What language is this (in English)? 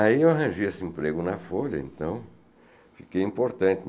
Portuguese